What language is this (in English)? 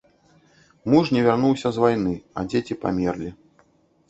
Belarusian